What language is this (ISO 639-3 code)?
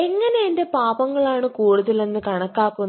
mal